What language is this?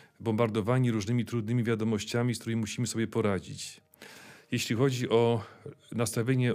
Polish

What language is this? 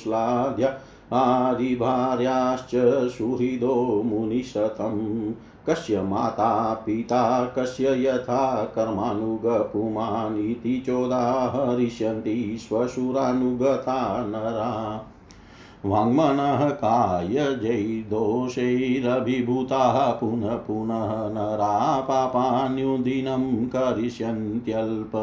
Hindi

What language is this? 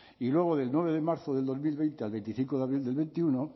Spanish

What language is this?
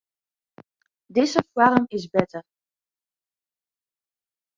Western Frisian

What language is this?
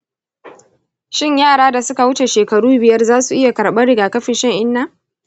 Hausa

